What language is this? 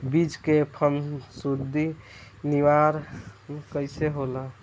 Bhojpuri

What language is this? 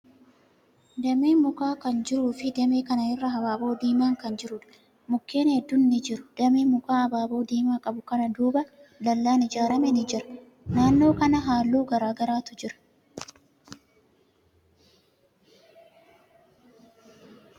Oromo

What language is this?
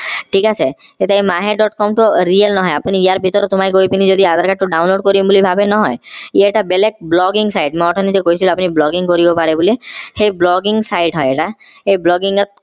Assamese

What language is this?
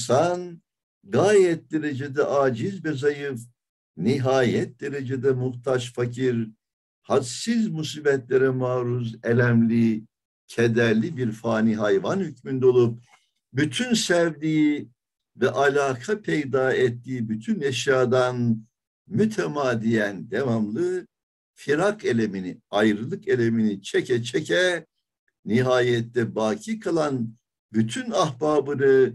Turkish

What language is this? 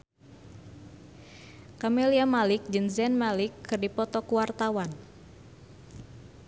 Sundanese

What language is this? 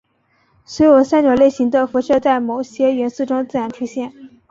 Chinese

